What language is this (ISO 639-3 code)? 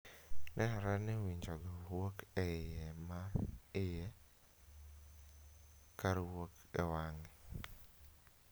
luo